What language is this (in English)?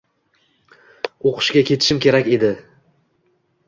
Uzbek